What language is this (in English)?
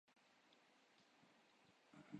Urdu